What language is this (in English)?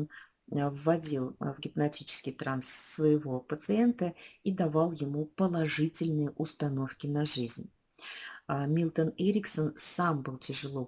Russian